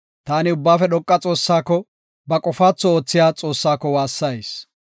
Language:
Gofa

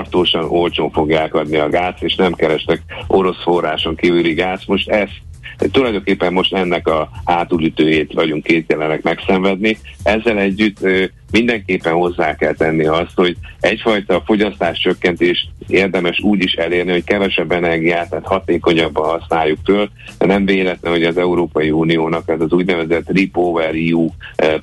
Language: Hungarian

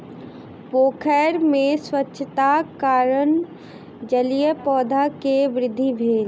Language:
Maithili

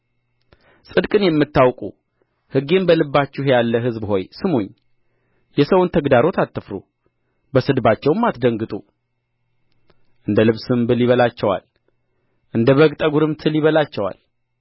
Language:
Amharic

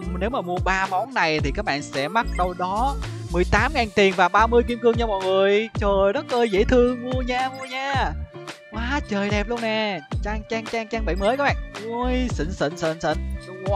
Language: Vietnamese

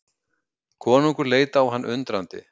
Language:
Icelandic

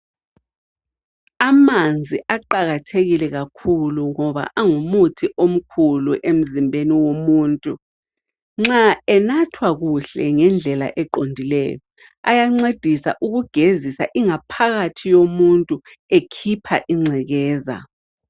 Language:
North Ndebele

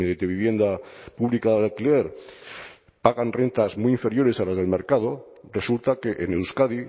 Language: Spanish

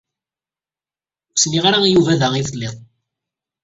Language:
Kabyle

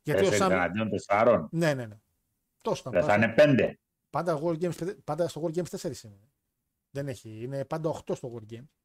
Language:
Greek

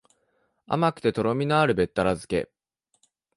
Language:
Japanese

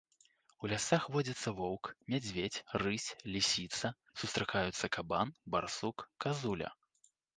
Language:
Belarusian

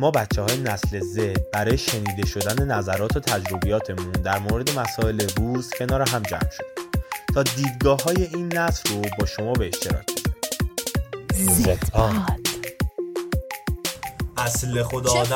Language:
Persian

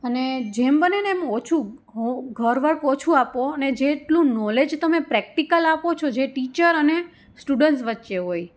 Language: Gujarati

